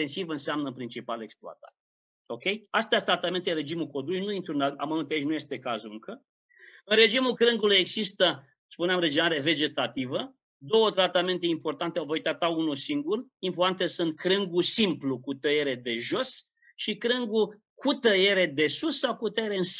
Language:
Romanian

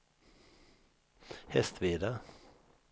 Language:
Swedish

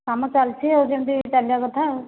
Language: Odia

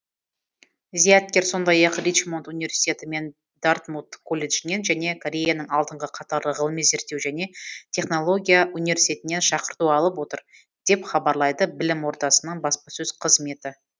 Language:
Kazakh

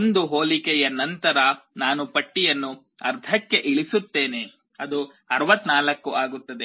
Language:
Kannada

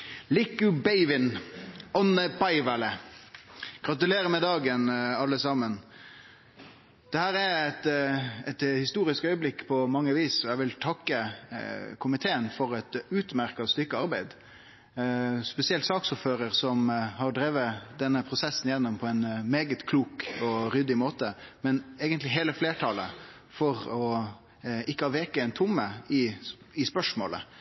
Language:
Norwegian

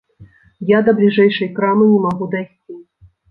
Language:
Belarusian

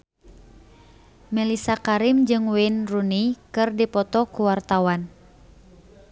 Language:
Sundanese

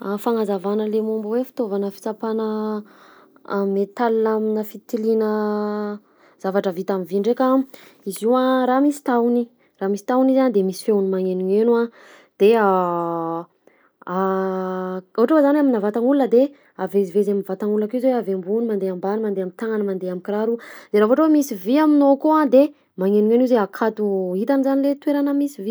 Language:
Southern Betsimisaraka Malagasy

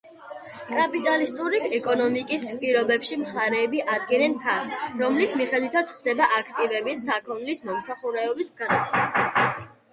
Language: Georgian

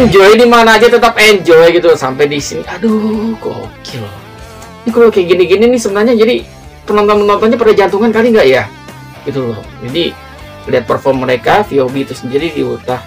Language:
Indonesian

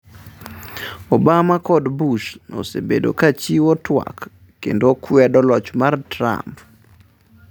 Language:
Luo (Kenya and Tanzania)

